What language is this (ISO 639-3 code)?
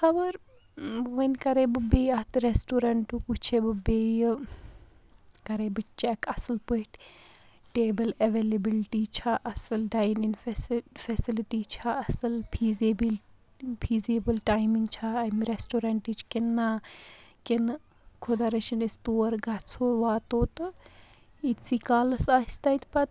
kas